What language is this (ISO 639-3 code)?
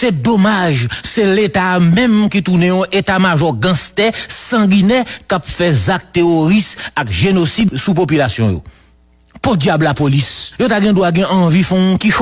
fra